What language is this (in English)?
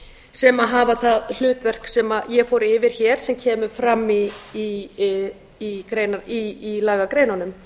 Icelandic